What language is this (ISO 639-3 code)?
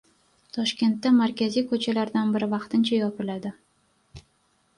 uzb